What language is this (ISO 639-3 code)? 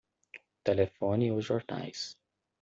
por